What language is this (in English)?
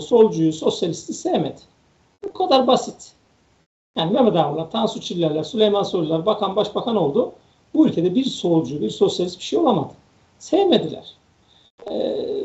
Turkish